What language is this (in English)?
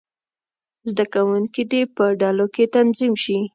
Pashto